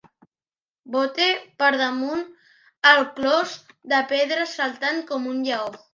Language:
Catalan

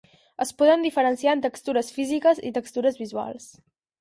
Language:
Catalan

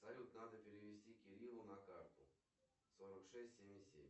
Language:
Russian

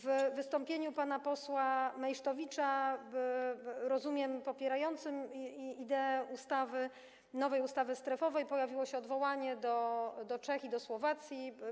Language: Polish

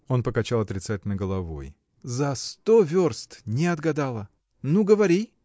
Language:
Russian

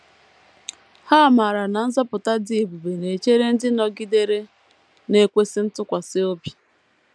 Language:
Igbo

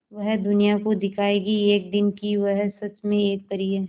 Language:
Hindi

